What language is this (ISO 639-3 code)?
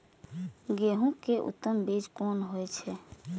mai